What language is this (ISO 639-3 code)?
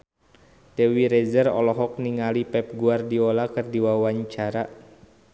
sun